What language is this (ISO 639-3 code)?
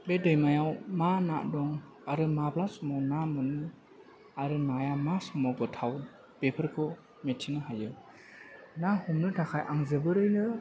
brx